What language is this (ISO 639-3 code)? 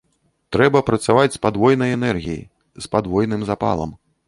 bel